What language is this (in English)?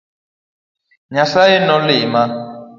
Luo (Kenya and Tanzania)